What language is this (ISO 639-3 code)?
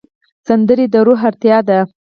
pus